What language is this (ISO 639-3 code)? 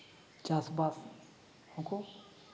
sat